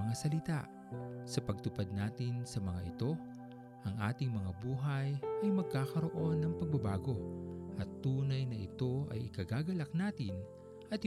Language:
Filipino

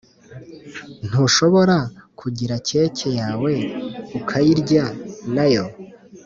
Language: Kinyarwanda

